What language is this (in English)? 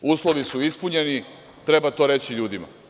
Serbian